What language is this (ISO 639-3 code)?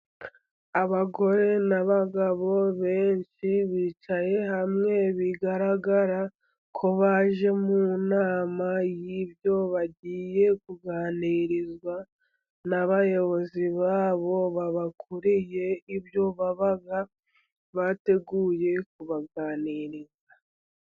kin